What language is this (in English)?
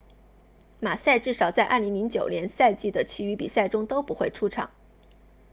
Chinese